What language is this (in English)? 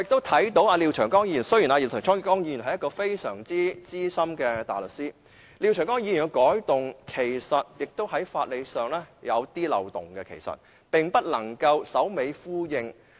Cantonese